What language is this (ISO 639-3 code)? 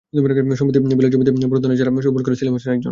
ben